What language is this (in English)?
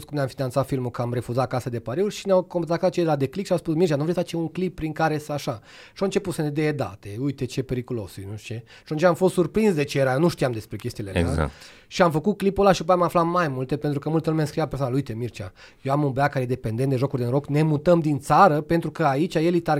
Romanian